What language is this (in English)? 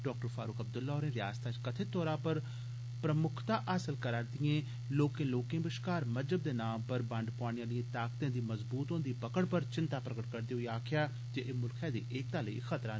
Dogri